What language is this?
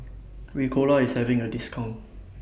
English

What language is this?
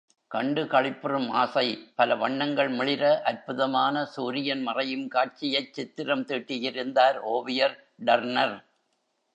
Tamil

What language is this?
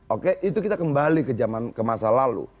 Indonesian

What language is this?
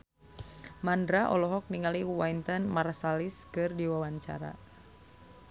Sundanese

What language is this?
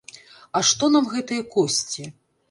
Belarusian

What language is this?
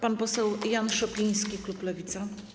Polish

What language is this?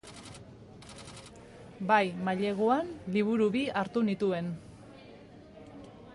Basque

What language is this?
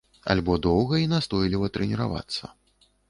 Belarusian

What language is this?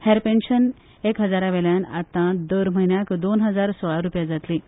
Konkani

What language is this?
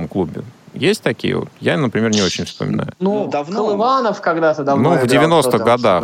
Russian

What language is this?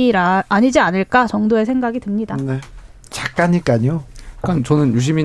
Korean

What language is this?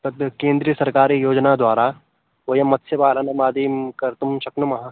Sanskrit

